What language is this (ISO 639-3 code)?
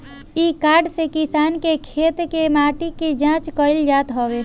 bho